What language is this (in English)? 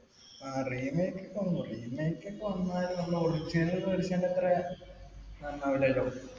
Malayalam